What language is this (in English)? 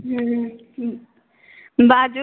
Maithili